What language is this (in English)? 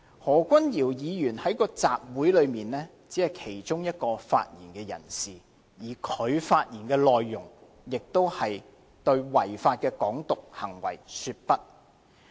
Cantonese